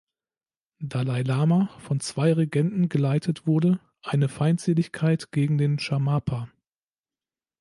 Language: German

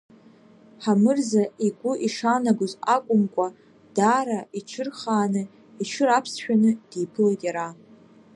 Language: Abkhazian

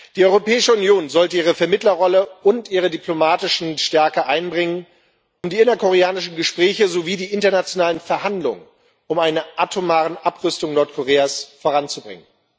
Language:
German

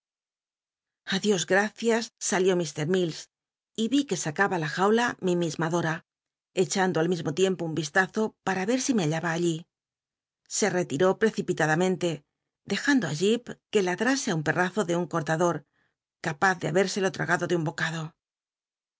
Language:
Spanish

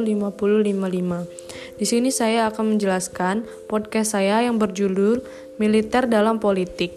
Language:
Indonesian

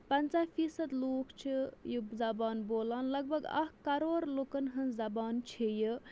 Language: Kashmiri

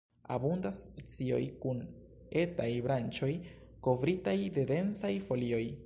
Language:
Esperanto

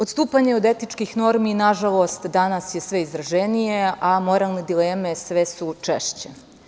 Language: Serbian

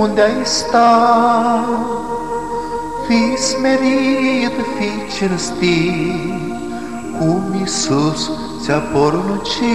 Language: Romanian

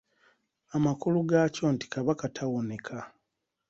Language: Ganda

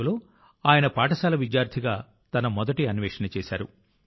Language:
Telugu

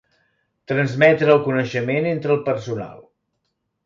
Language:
Catalan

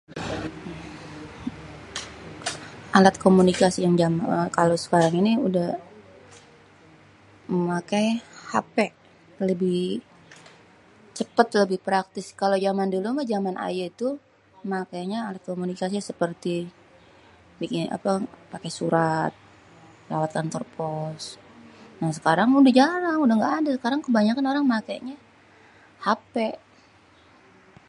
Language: Betawi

